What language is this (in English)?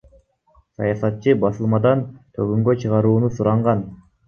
Kyrgyz